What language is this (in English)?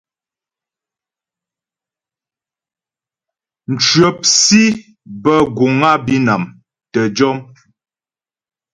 Ghomala